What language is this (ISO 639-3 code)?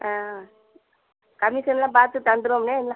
tam